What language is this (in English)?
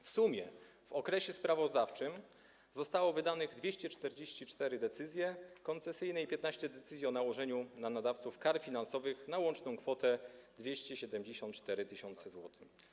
Polish